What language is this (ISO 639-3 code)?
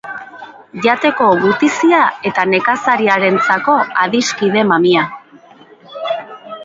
eus